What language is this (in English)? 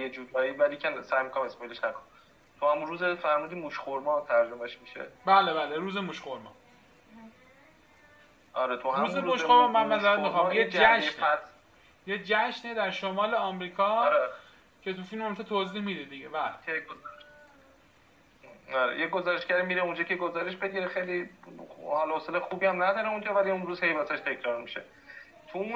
Persian